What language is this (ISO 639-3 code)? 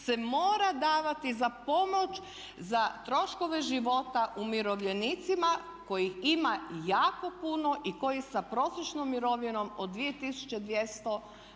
hrv